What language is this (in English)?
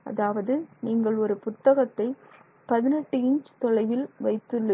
Tamil